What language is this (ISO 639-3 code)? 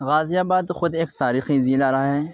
urd